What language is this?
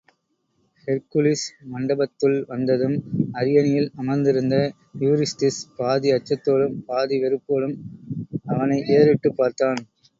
Tamil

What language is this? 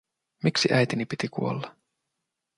Finnish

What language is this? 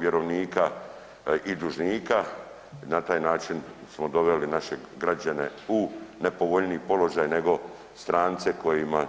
Croatian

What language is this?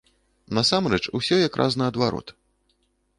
Belarusian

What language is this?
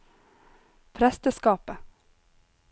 Norwegian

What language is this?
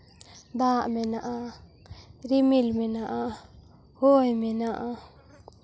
Santali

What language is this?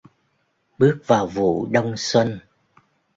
Vietnamese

